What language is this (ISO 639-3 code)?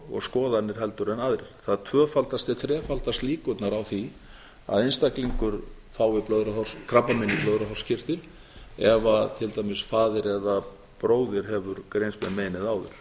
isl